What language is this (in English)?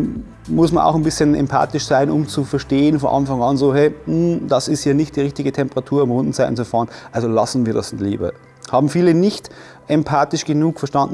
German